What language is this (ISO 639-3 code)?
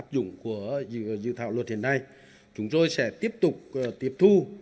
vie